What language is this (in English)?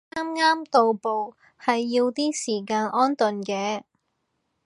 Cantonese